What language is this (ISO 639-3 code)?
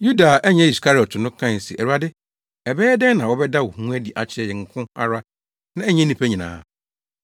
aka